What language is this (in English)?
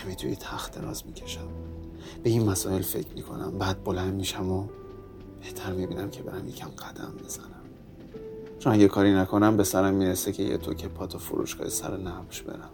Persian